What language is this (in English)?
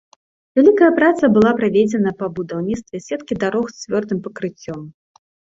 Belarusian